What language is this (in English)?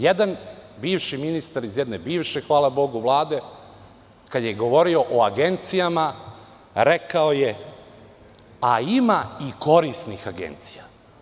Serbian